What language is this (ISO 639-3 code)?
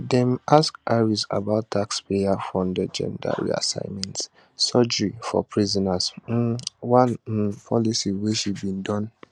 pcm